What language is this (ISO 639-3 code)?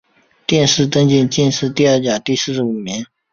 zho